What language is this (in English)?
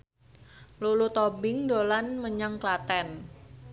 Javanese